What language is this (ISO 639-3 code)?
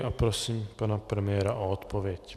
ces